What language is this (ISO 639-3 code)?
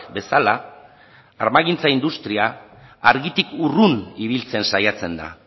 eus